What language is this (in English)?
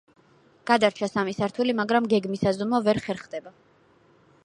Georgian